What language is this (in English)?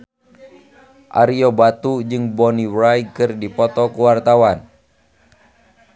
Sundanese